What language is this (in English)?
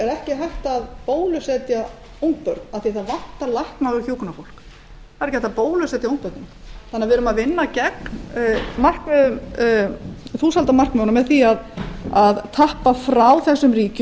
Icelandic